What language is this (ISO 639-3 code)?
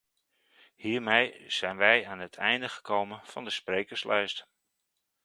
nld